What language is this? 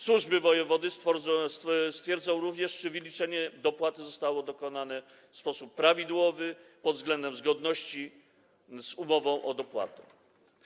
Polish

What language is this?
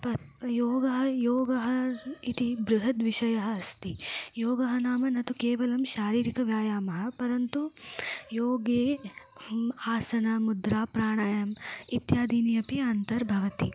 Sanskrit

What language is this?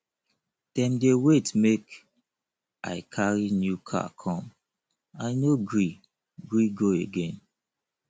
Nigerian Pidgin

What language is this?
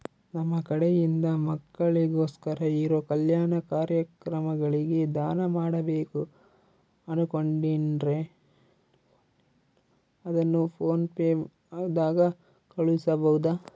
Kannada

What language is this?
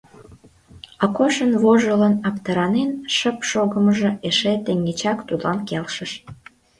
Mari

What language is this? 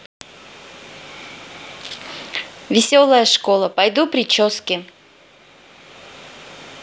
Russian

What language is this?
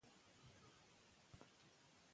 Pashto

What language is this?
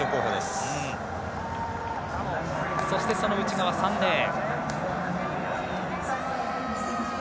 Japanese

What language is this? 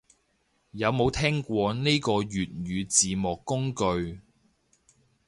Cantonese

